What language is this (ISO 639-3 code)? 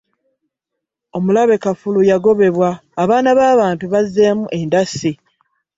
lug